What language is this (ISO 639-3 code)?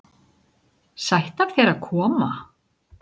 isl